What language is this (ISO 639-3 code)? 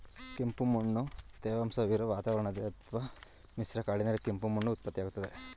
kan